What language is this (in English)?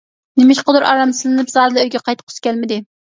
Uyghur